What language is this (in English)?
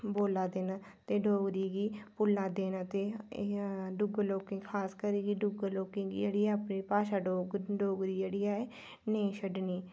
Dogri